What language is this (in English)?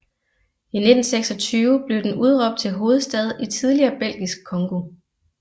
Danish